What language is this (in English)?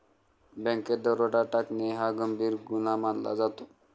Marathi